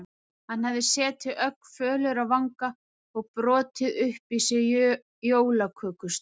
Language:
Icelandic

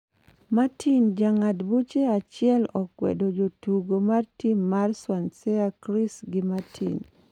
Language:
Luo (Kenya and Tanzania)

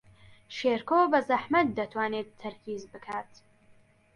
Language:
Central Kurdish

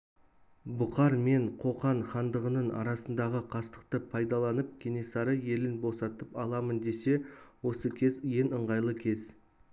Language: Kazakh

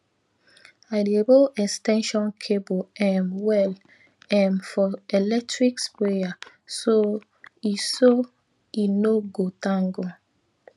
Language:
Nigerian Pidgin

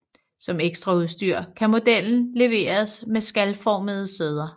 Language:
Danish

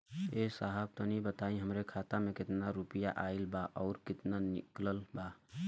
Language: Bhojpuri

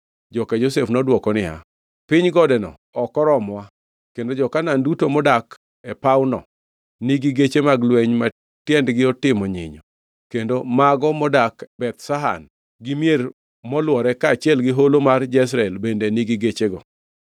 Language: Luo (Kenya and Tanzania)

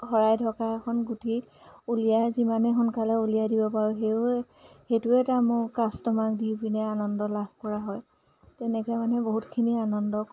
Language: Assamese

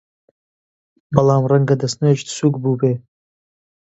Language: Central Kurdish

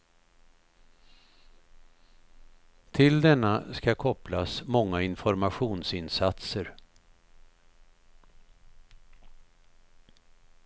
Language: Swedish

